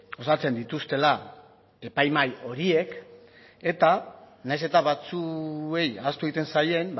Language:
Basque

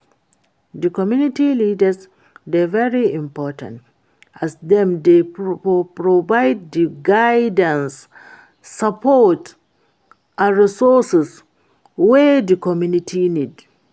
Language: Nigerian Pidgin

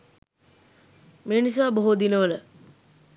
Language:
Sinhala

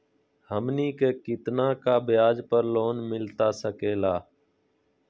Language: Magahi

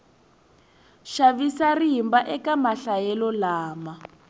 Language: Tsonga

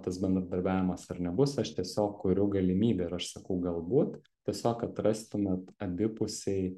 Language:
Lithuanian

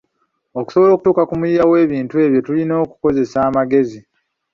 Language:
Ganda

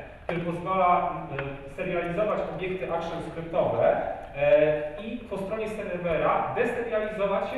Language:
Polish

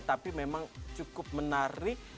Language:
Indonesian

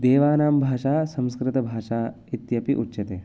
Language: Sanskrit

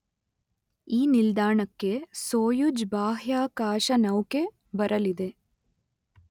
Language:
Kannada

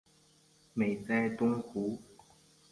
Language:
Chinese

